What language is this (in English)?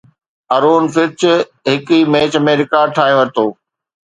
Sindhi